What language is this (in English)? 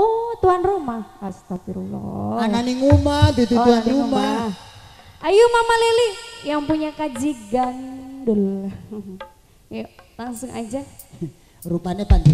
Indonesian